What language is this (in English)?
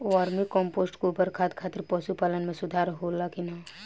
Bhojpuri